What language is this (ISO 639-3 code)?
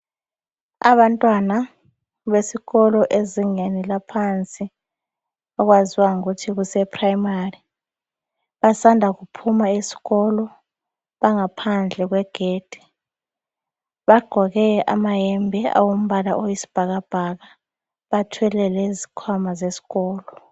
nde